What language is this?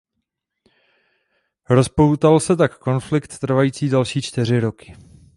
Czech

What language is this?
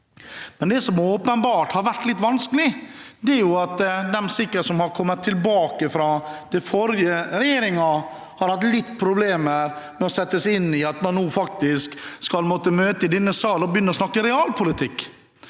Norwegian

